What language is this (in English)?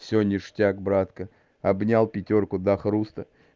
Russian